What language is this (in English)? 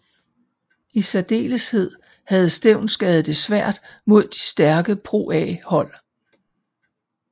Danish